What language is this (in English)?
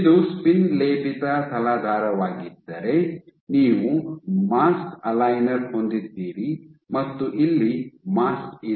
Kannada